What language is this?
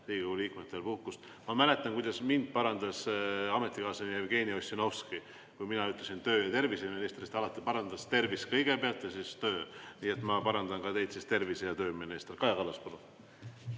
Estonian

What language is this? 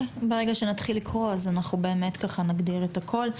Hebrew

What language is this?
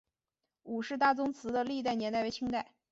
Chinese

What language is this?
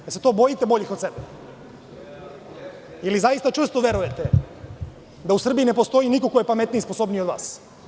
Serbian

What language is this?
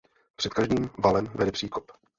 Czech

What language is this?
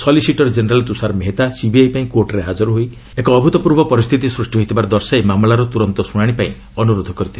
Odia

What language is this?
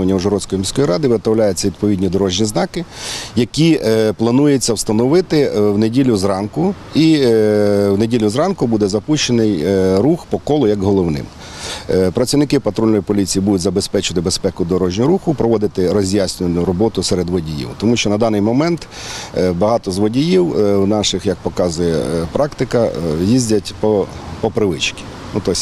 Ukrainian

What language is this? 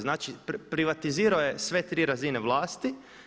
Croatian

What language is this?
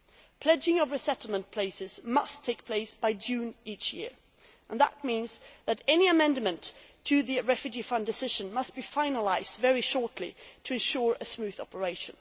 English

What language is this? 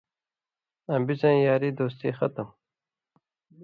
Indus Kohistani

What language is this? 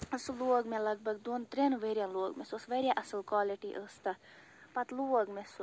Kashmiri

